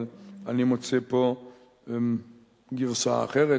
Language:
Hebrew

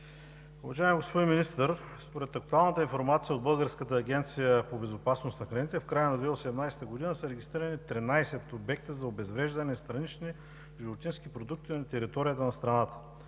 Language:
Bulgarian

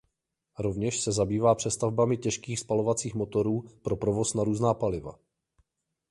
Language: Czech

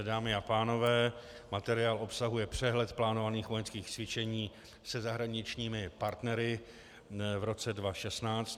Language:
Czech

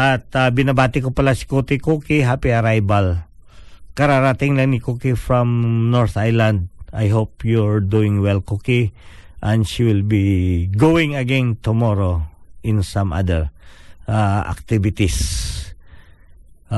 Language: Filipino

